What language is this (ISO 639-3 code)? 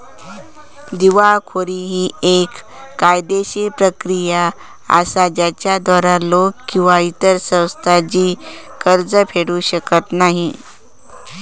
mar